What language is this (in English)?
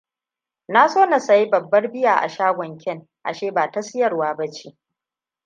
Hausa